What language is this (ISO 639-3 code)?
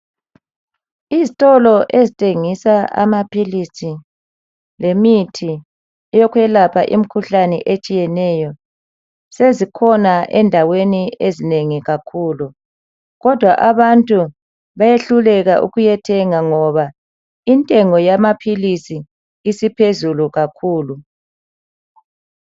nde